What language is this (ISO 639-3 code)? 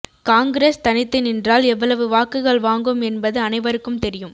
tam